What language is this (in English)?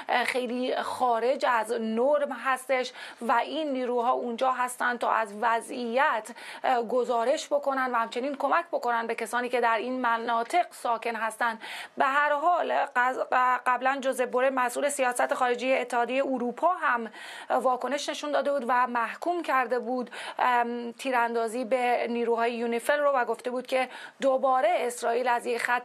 Persian